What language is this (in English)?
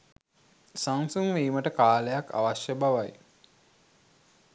Sinhala